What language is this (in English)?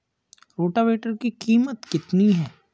Hindi